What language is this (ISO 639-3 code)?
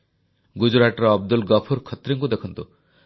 ori